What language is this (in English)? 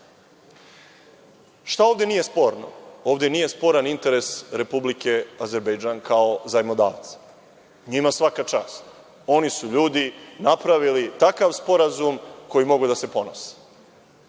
Serbian